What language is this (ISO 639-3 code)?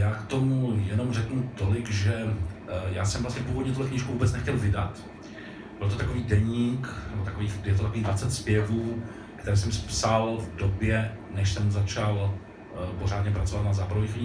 ces